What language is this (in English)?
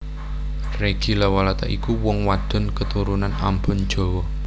Javanese